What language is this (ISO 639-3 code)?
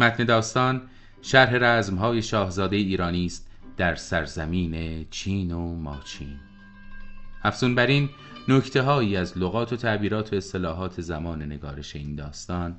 fas